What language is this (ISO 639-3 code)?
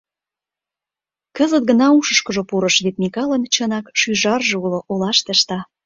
chm